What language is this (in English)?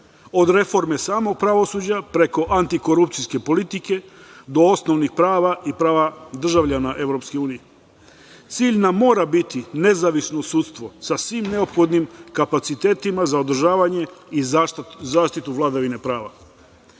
Serbian